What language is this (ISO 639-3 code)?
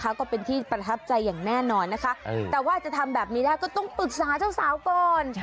tha